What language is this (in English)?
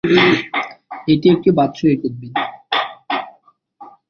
Bangla